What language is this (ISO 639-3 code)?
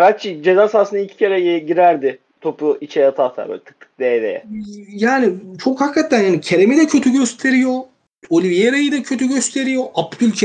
tur